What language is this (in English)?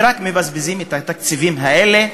Hebrew